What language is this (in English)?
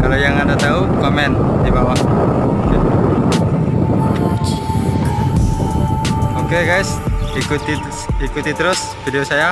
Indonesian